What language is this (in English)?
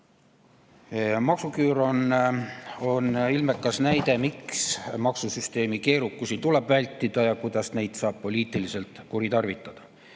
Estonian